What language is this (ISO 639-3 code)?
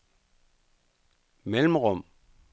dan